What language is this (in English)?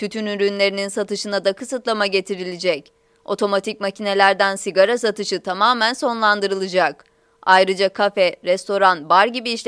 Turkish